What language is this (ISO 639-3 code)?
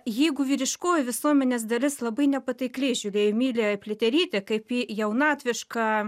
lit